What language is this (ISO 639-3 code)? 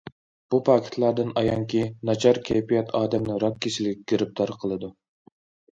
uig